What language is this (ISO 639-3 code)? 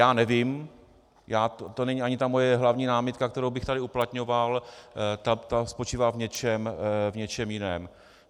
ces